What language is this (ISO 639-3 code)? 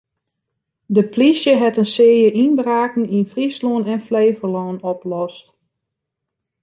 fry